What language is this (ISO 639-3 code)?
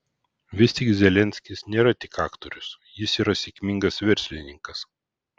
lit